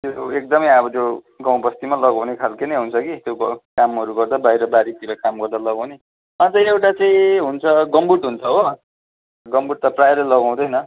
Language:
Nepali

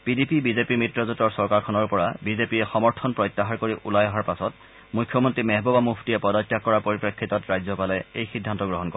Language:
Assamese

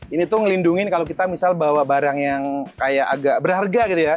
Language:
Indonesian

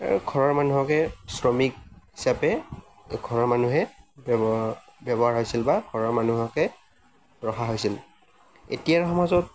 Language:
Assamese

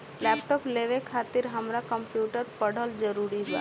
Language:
Bhojpuri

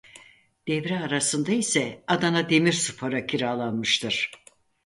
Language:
Turkish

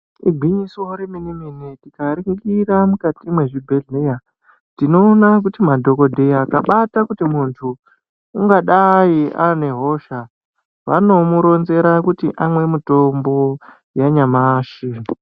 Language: Ndau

